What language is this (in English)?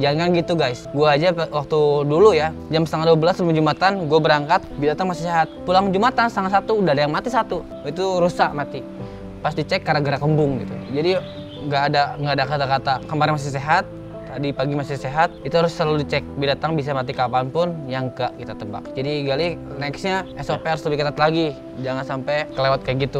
Indonesian